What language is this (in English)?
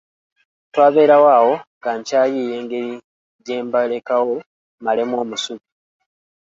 Ganda